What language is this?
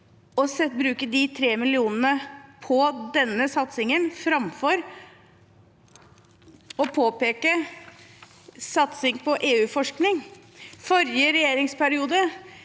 Norwegian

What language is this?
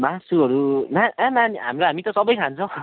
Nepali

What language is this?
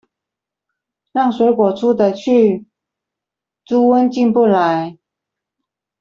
Chinese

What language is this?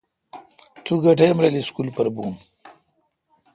Kalkoti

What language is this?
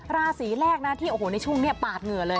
Thai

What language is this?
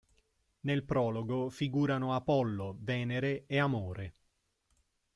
Italian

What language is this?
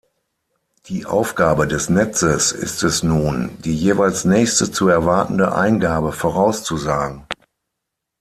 German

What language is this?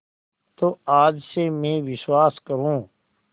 Hindi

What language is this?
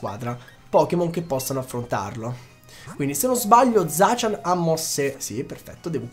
Italian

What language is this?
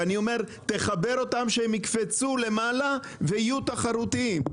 Hebrew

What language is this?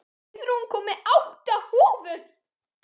Icelandic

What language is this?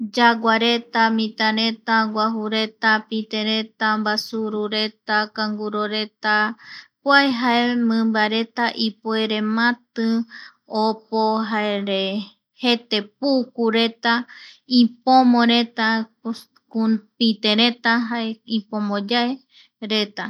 Eastern Bolivian Guaraní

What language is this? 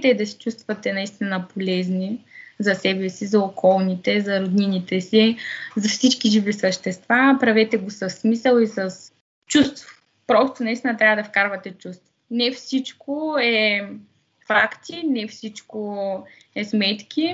Bulgarian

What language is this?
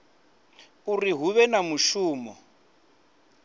Venda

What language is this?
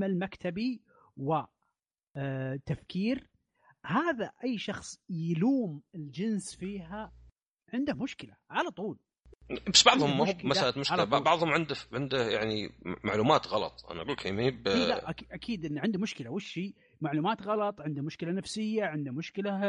Arabic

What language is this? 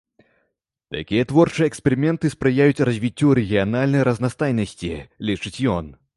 Belarusian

